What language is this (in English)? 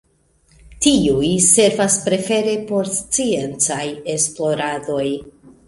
Esperanto